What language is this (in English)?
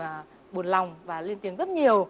Vietnamese